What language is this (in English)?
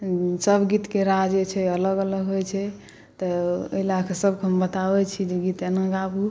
Maithili